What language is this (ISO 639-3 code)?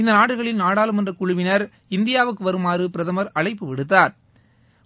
tam